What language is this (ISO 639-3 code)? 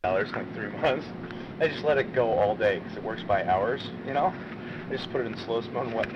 swe